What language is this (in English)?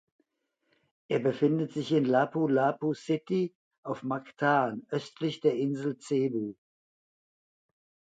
German